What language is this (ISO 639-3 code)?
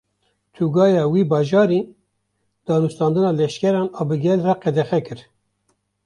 kur